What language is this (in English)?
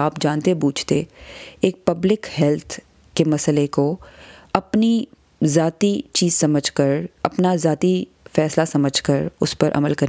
Urdu